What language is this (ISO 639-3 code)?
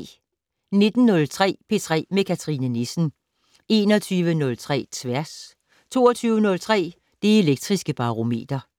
dan